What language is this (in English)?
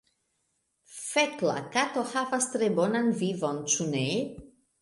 Esperanto